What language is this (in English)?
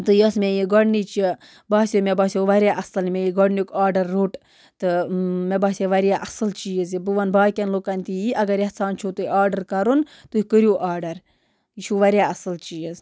Kashmiri